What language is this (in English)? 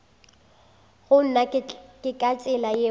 Northern Sotho